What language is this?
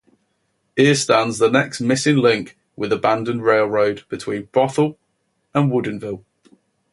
English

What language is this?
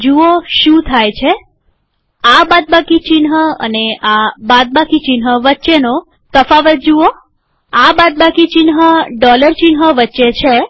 Gujarati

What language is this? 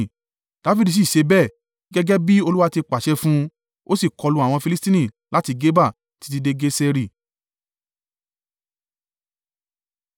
Yoruba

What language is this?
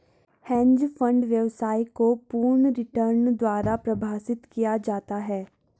Hindi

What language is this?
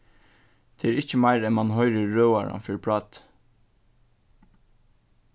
Faroese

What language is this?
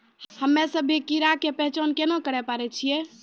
Maithili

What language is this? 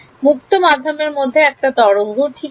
Bangla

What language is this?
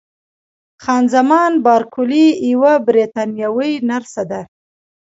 Pashto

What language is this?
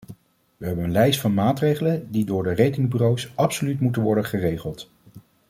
Dutch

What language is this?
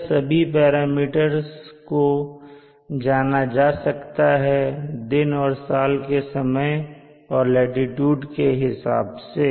Hindi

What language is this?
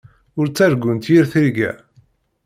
Kabyle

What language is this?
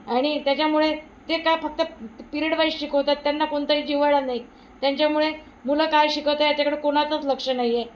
Marathi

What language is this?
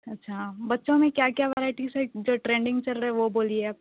Urdu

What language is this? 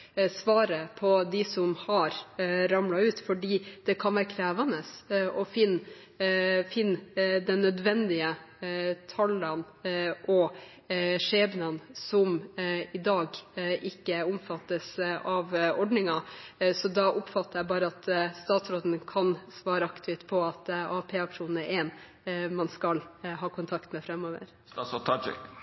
Norwegian Bokmål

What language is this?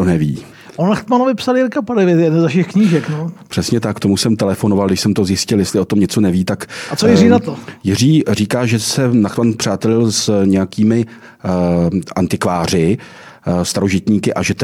Czech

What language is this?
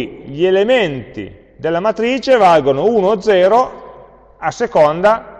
Italian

